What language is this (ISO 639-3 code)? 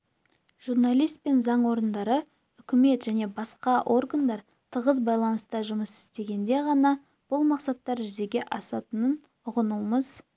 kaz